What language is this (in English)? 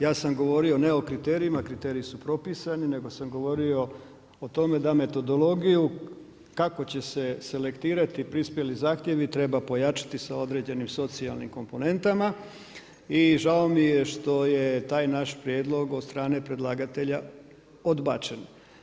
Croatian